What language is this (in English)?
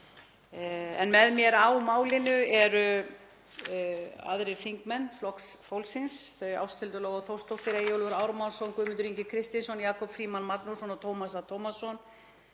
Icelandic